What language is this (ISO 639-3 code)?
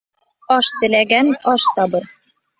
bak